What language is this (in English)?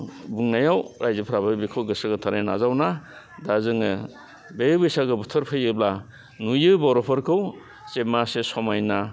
Bodo